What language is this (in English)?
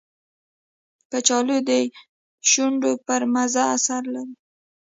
Pashto